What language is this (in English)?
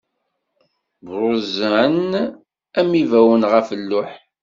Kabyle